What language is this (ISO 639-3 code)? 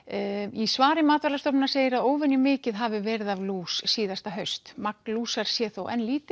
isl